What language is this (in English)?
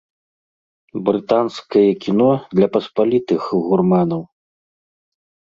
Belarusian